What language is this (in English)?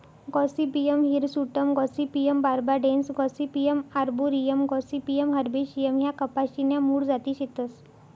Marathi